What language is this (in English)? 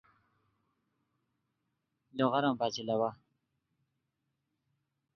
Khowar